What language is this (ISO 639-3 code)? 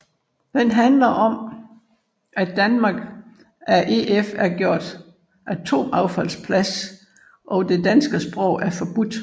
dan